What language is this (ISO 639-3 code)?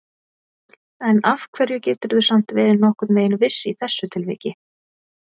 isl